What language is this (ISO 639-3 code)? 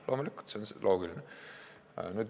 est